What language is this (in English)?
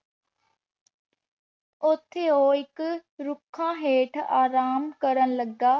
Punjabi